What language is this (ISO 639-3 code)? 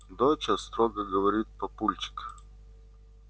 rus